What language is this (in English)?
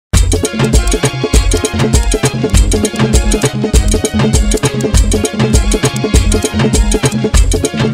Indonesian